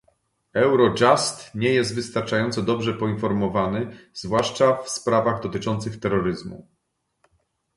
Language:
Polish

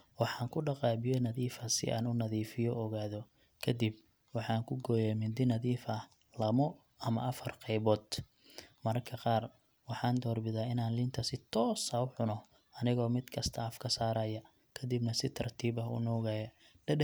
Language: Somali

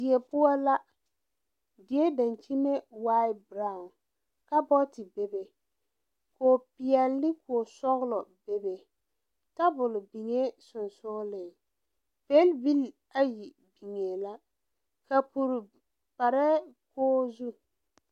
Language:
Southern Dagaare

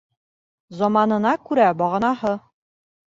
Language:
Bashkir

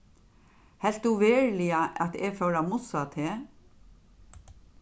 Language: Faroese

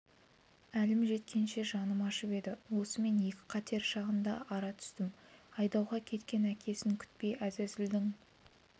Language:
Kazakh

